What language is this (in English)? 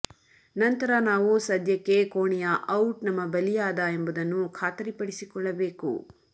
Kannada